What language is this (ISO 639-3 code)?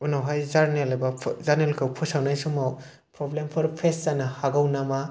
brx